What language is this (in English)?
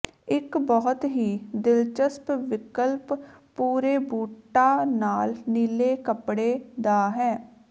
Punjabi